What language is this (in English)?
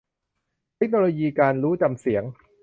Thai